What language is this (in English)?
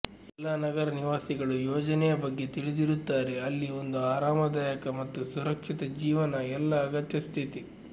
Kannada